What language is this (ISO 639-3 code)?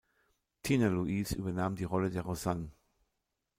deu